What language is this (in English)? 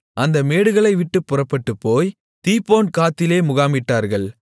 Tamil